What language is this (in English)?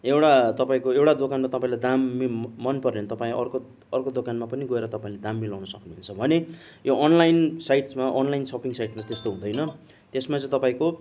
Nepali